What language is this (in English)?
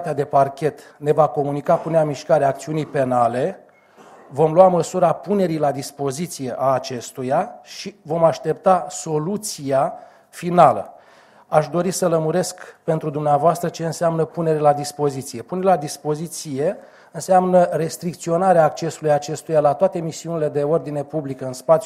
Romanian